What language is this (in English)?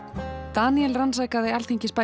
Icelandic